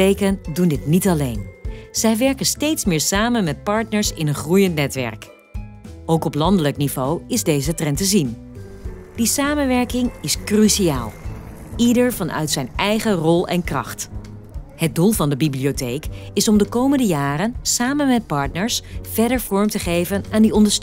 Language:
Dutch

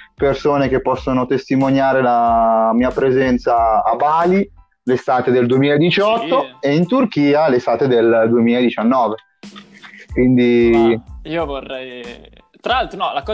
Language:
Italian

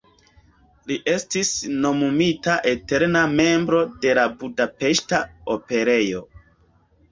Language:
Esperanto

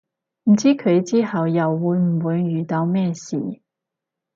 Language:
Cantonese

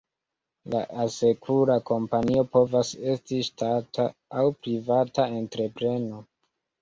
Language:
Esperanto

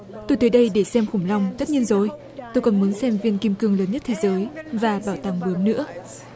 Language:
Vietnamese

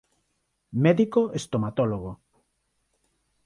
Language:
Galician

